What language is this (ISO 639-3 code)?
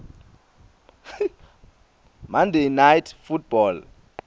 ssw